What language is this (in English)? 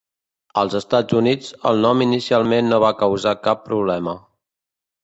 Catalan